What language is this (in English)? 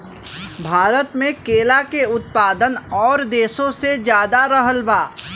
Bhojpuri